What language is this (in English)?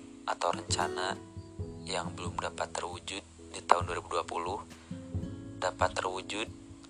Indonesian